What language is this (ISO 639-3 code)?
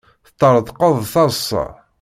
kab